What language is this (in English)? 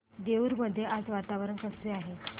Marathi